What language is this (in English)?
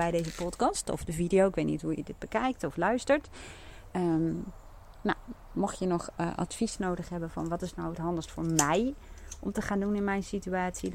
Dutch